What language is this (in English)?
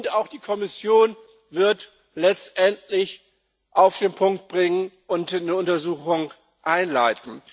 German